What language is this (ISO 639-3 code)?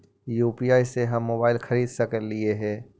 mag